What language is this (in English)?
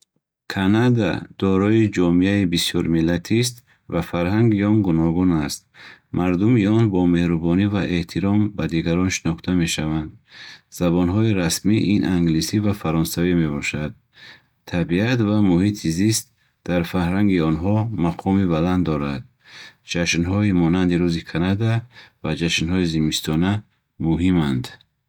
Bukharic